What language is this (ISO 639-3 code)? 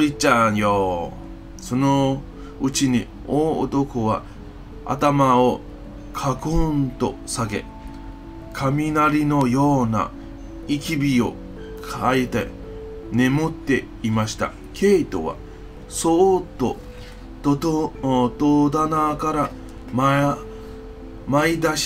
jpn